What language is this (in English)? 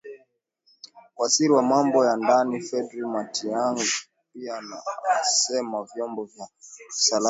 Swahili